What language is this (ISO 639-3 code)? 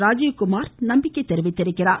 tam